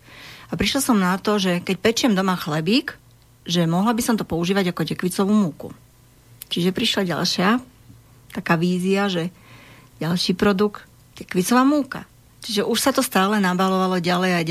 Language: Slovak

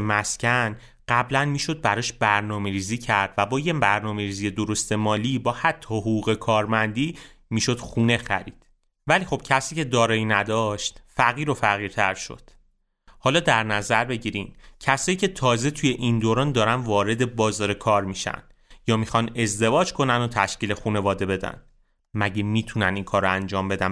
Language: Persian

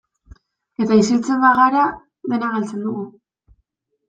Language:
Basque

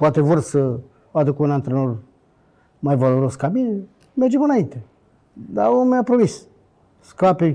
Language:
Romanian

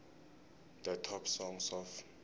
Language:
South Ndebele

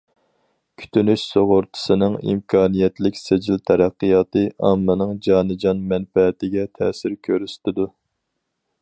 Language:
Uyghur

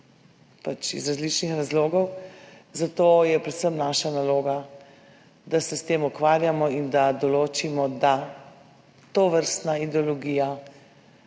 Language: Slovenian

